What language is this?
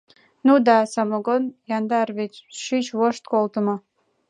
Mari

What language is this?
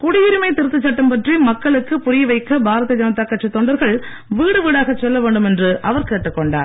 Tamil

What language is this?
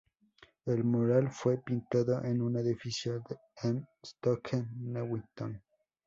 Spanish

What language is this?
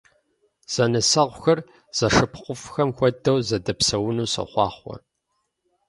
Kabardian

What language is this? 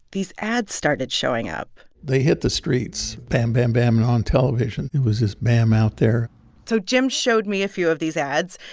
English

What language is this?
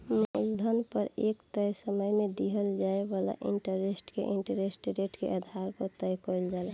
Bhojpuri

